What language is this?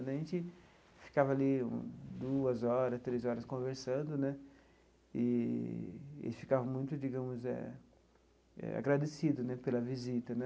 Portuguese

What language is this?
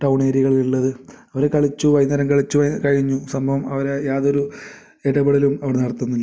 Malayalam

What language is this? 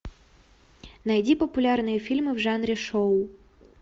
Russian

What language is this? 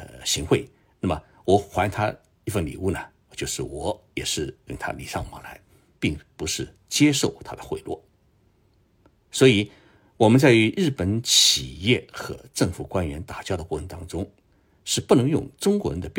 Chinese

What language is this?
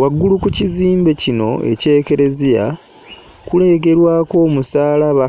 Ganda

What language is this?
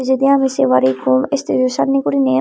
Chakma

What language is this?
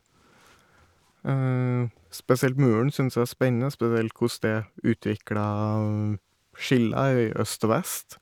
Norwegian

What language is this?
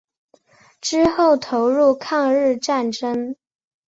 Chinese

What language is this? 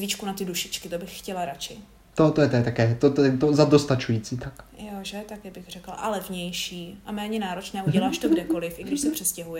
Czech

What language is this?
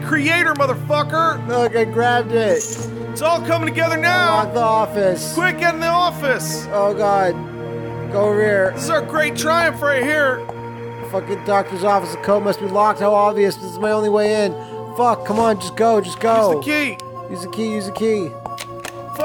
English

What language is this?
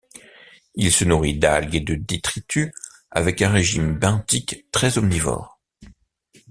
French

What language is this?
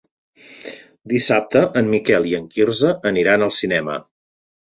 Catalan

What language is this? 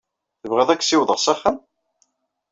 Kabyle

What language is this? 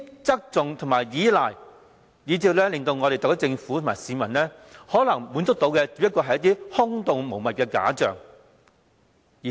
Cantonese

